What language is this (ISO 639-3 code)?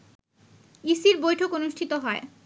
ben